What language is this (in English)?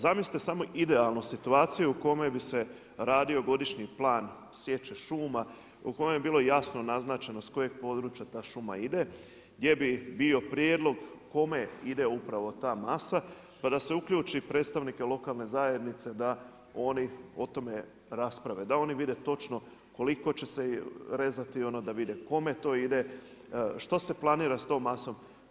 Croatian